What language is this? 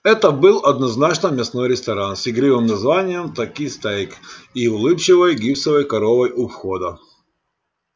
Russian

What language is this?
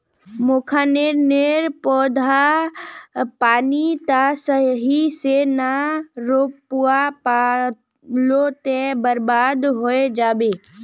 Magahi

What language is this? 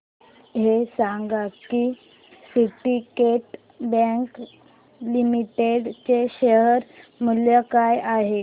Marathi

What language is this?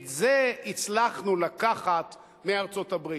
Hebrew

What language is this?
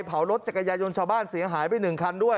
Thai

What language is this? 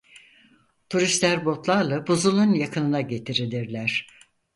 Turkish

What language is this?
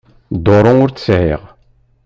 Kabyle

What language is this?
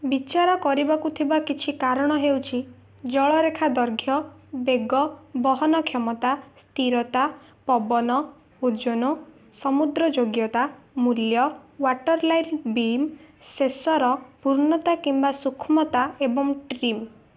Odia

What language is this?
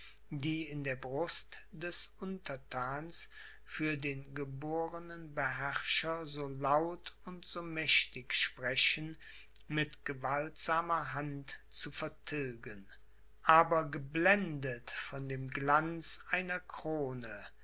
German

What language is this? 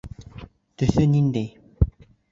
Bashkir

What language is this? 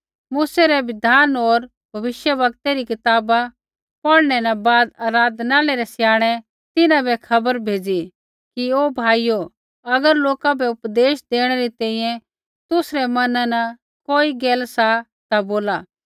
Kullu Pahari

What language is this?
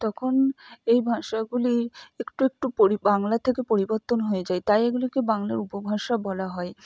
Bangla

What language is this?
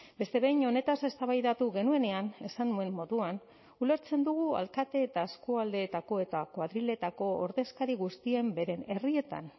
Basque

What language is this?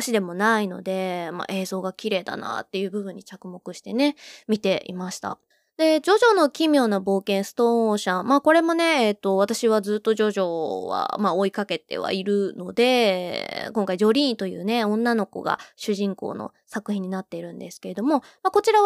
Japanese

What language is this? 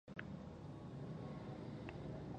Pashto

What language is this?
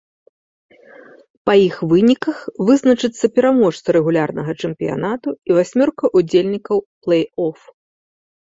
Belarusian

